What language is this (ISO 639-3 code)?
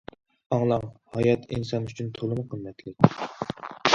uig